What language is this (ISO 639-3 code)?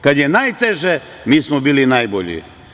srp